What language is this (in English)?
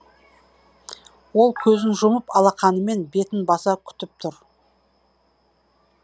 Kazakh